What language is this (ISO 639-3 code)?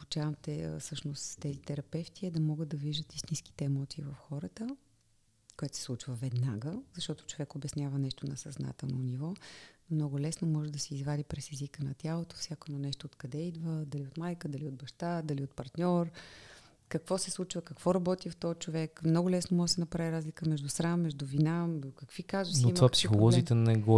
bul